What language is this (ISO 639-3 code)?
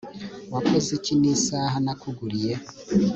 kin